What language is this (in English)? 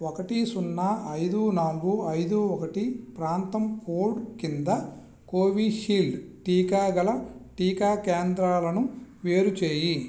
Telugu